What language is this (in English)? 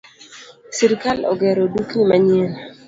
Luo (Kenya and Tanzania)